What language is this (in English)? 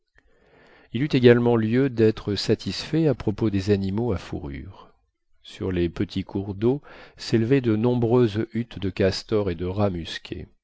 French